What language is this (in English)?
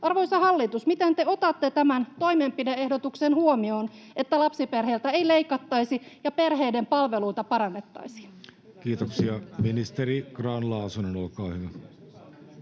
Finnish